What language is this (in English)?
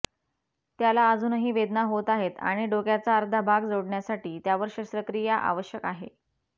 Marathi